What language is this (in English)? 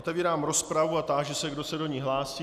Czech